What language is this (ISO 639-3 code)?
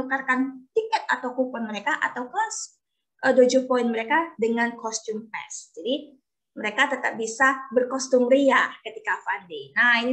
ind